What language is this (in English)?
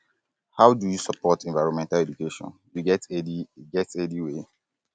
Nigerian Pidgin